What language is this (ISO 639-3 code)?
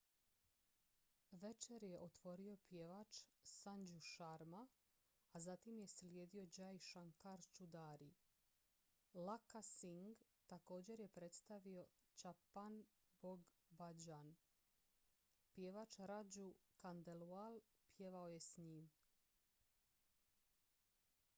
hrv